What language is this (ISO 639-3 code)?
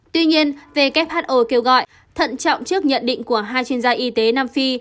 vie